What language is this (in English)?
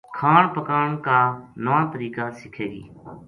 Gujari